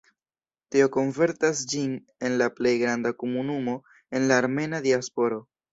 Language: Esperanto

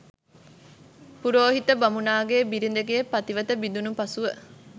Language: Sinhala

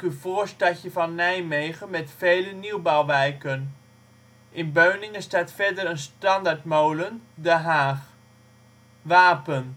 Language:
Dutch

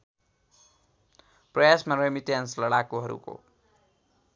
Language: Nepali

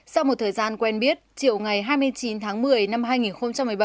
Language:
Vietnamese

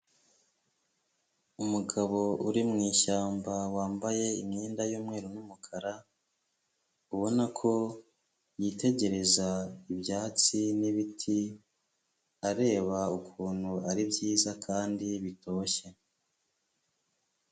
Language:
Kinyarwanda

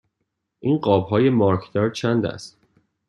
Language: Persian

